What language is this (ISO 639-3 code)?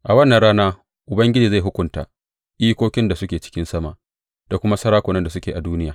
hau